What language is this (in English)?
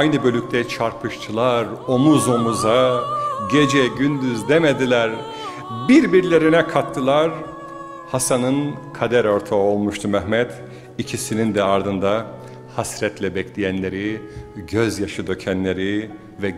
Turkish